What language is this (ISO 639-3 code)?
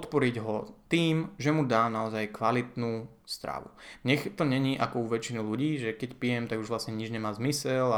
slk